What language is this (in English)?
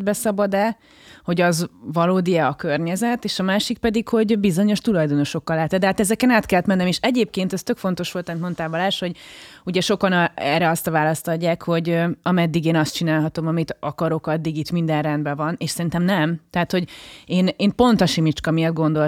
Hungarian